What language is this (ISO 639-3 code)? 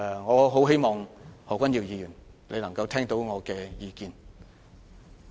yue